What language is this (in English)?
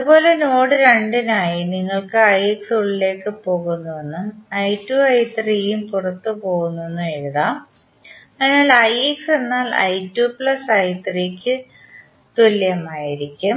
Malayalam